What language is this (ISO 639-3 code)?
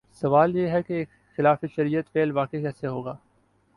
urd